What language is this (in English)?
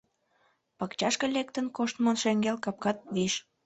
Mari